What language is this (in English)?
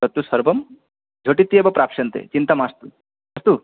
Sanskrit